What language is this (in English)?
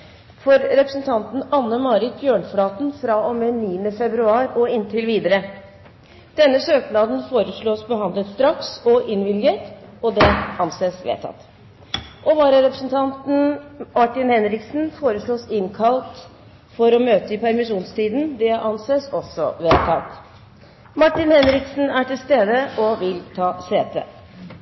Norwegian Bokmål